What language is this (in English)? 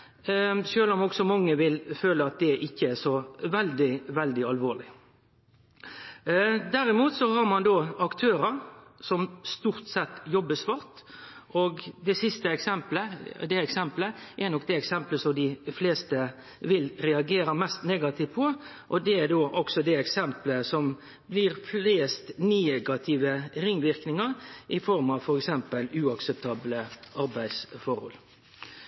Norwegian Nynorsk